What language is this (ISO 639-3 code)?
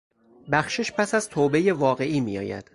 fas